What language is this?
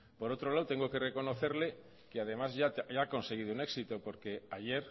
Spanish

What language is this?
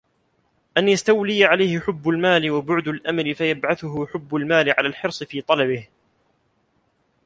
Arabic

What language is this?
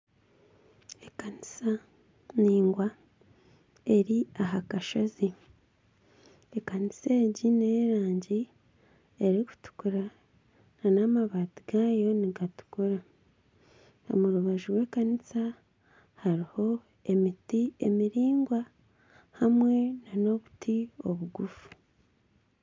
Nyankole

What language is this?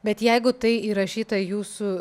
Lithuanian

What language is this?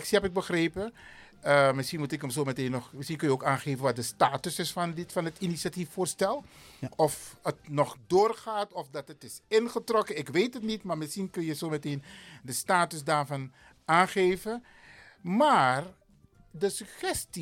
Dutch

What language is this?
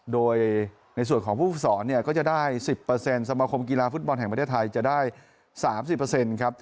Thai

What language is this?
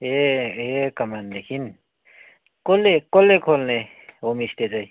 Nepali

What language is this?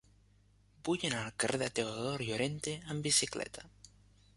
Catalan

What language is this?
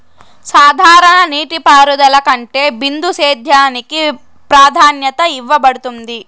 Telugu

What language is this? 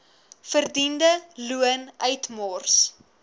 Afrikaans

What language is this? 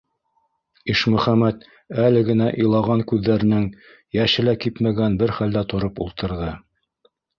Bashkir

